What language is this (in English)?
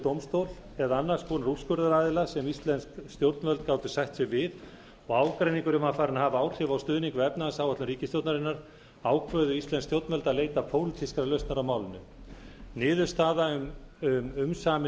Icelandic